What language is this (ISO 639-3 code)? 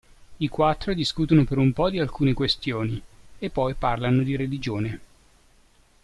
ita